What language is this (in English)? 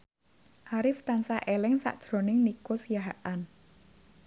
Javanese